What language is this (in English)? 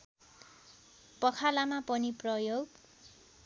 Nepali